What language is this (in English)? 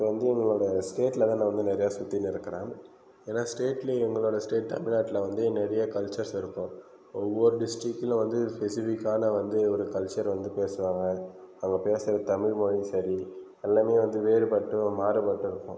Tamil